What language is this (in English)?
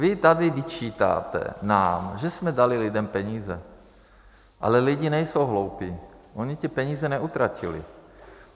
Czech